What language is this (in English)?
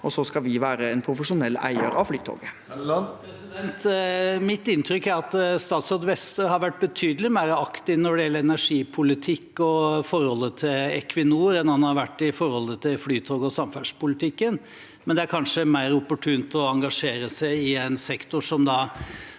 Norwegian